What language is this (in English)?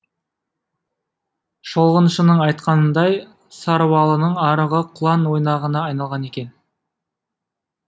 Kazakh